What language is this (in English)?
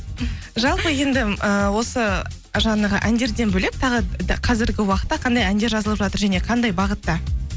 Kazakh